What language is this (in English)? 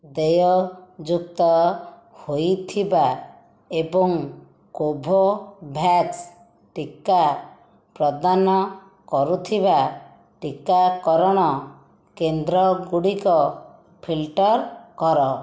Odia